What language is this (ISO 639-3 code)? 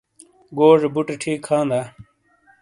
scl